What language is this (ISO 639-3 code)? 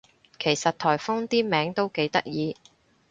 yue